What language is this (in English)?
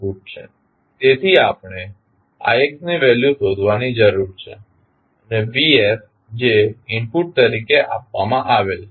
Gujarati